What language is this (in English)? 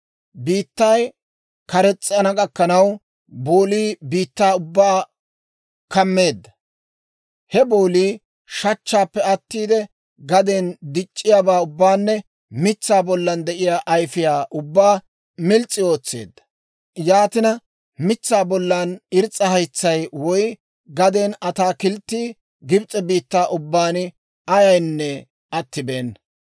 Dawro